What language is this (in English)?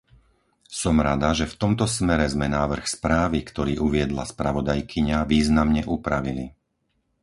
Slovak